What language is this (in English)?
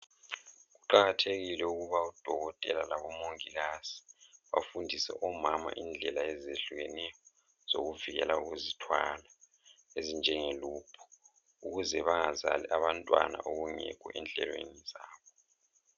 North Ndebele